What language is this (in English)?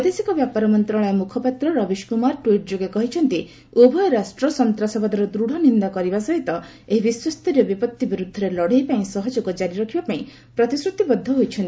Odia